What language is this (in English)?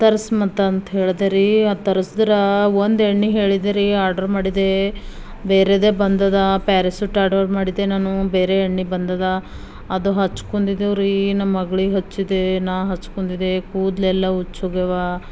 Kannada